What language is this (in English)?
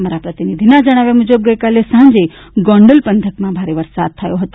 Gujarati